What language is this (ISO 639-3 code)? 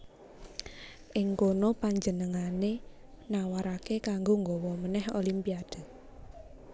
jav